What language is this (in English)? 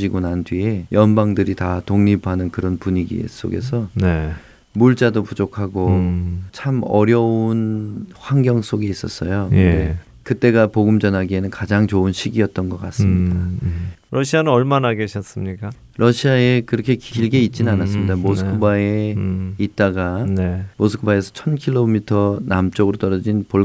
Korean